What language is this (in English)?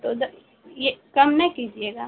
Urdu